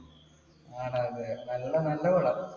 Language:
Malayalam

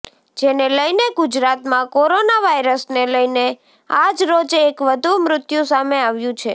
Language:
Gujarati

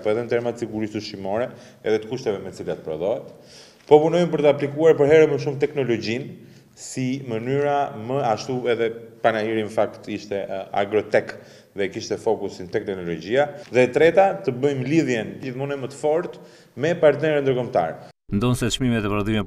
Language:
Italian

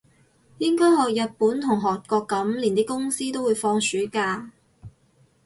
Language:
Cantonese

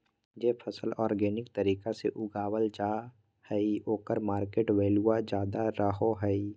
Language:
Magahi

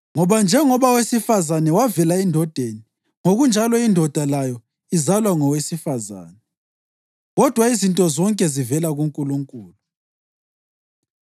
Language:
North Ndebele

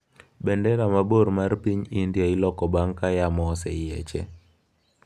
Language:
Luo (Kenya and Tanzania)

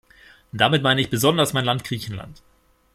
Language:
German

